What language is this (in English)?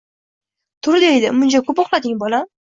Uzbek